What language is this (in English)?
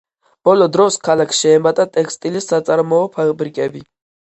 Georgian